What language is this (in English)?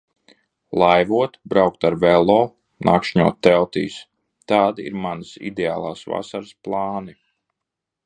Latvian